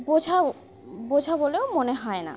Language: Bangla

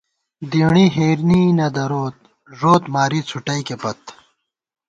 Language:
Gawar-Bati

